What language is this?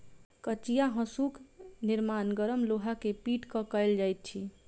Maithili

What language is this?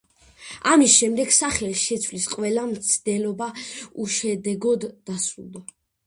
Georgian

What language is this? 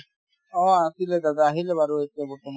Assamese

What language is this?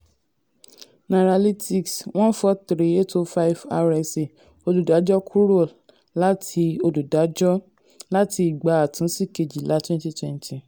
Yoruba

